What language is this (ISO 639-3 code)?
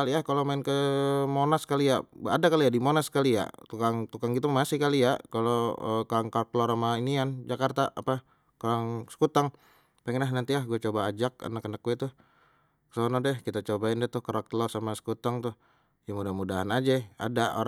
bew